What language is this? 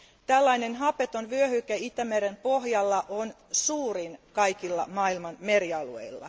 Finnish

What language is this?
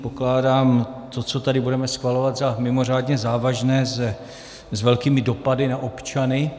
Czech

